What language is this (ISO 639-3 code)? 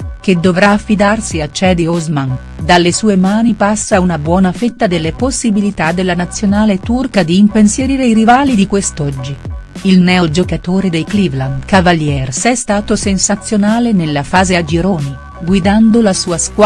ita